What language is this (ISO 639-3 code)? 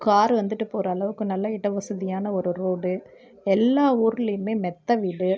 tam